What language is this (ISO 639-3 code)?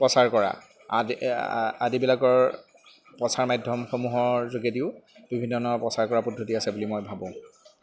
asm